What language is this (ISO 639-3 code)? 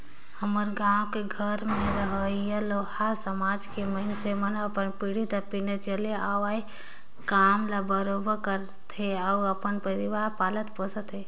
hne